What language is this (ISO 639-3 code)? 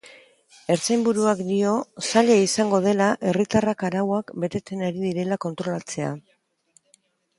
eus